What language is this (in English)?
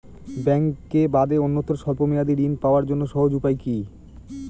Bangla